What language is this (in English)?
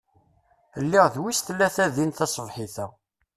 Kabyle